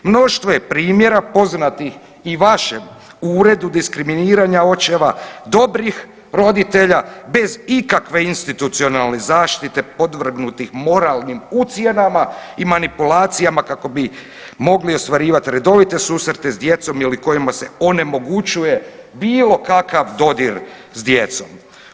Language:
Croatian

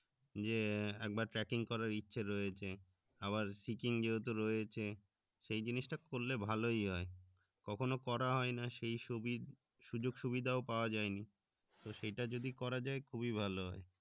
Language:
Bangla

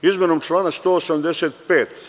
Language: Serbian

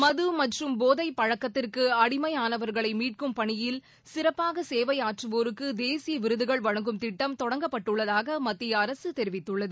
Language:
Tamil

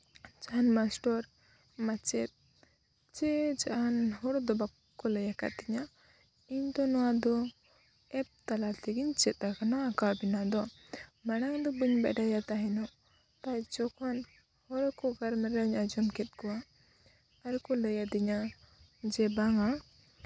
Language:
Santali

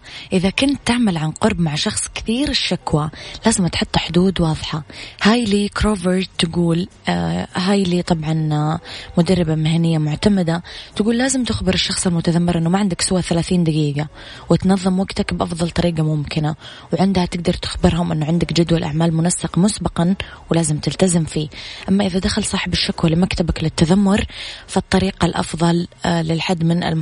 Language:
Arabic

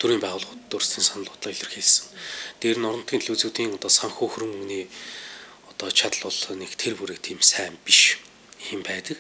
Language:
Romanian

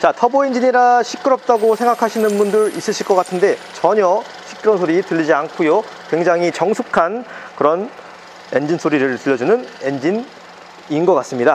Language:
Korean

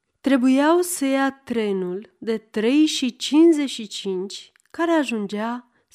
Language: Romanian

